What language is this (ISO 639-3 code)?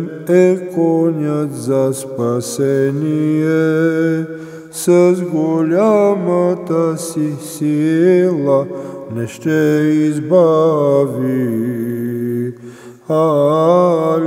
ron